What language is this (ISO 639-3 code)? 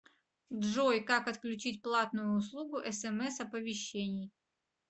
rus